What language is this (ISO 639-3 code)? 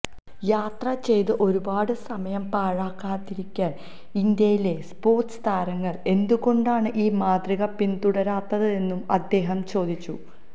mal